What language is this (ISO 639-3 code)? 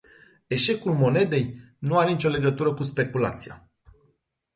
ron